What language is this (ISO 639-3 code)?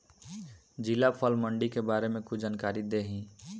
bho